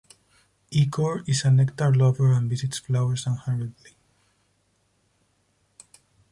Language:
English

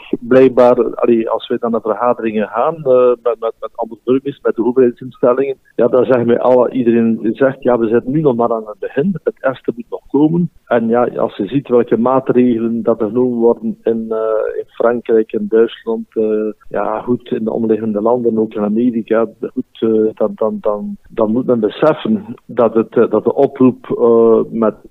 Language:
Dutch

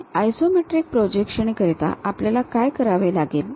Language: Marathi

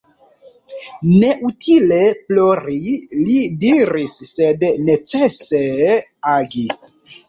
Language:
Esperanto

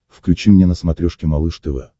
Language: Russian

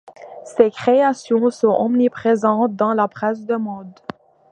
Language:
French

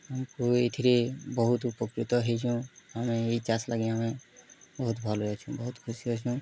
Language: Odia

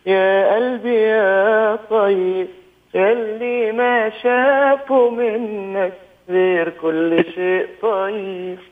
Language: Arabic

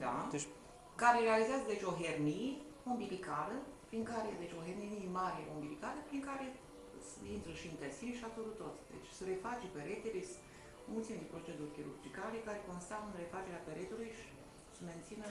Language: Romanian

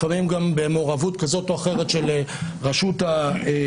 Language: Hebrew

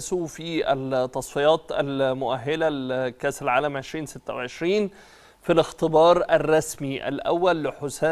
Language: Arabic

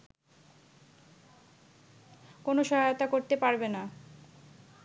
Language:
Bangla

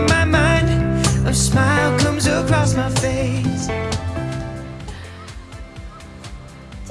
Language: Polish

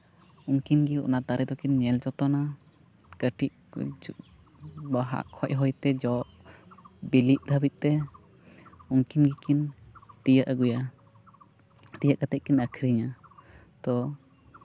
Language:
Santali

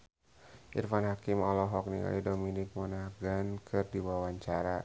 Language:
Sundanese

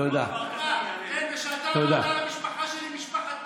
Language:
Hebrew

